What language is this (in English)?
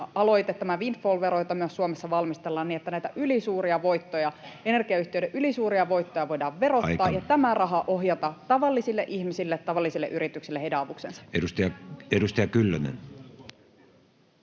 Finnish